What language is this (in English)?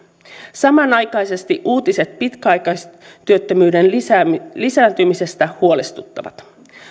Finnish